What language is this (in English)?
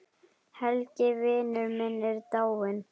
Icelandic